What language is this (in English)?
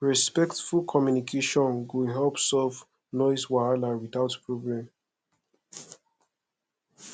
Nigerian Pidgin